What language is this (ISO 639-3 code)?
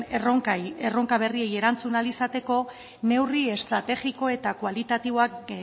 eus